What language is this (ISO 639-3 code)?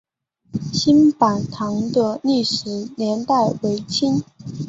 zho